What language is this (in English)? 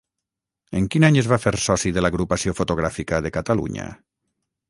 Catalan